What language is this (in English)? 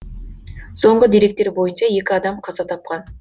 Kazakh